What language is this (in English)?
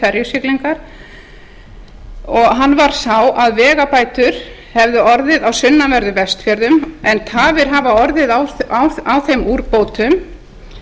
Icelandic